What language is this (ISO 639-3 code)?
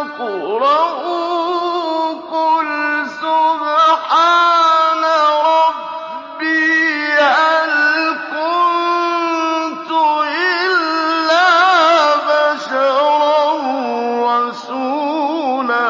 ara